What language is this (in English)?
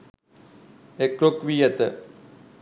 Sinhala